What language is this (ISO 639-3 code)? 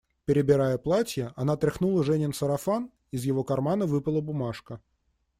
rus